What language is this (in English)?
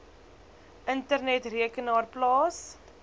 Afrikaans